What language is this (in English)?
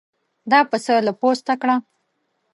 Pashto